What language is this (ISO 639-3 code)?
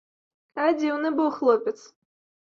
bel